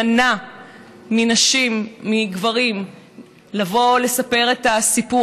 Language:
Hebrew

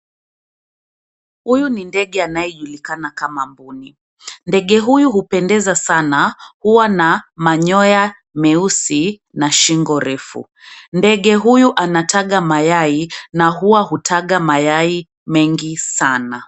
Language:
Swahili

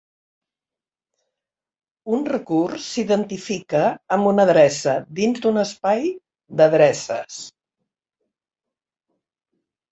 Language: Catalan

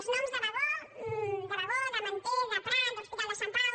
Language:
Catalan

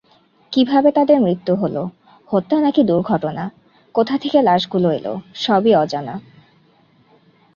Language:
Bangla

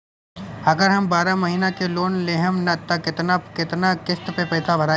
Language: Bhojpuri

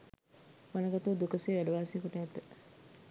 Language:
Sinhala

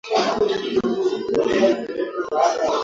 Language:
Swahili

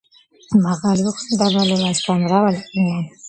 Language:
Georgian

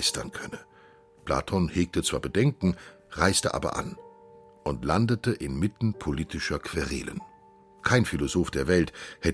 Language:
German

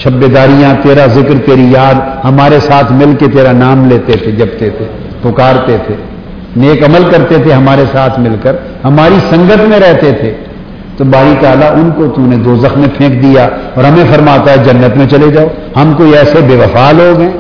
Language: Urdu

